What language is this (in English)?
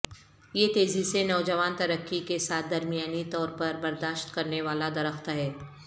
Urdu